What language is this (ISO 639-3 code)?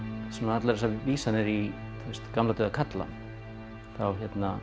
isl